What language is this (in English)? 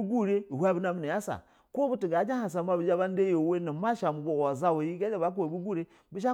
Basa (Nigeria)